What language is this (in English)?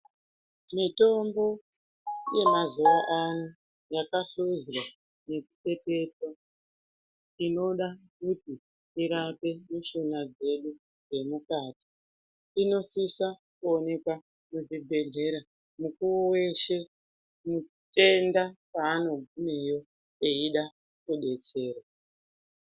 Ndau